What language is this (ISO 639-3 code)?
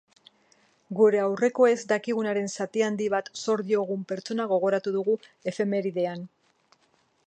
eus